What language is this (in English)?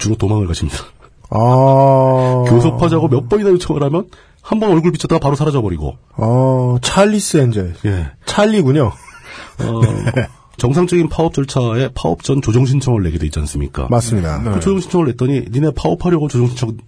Korean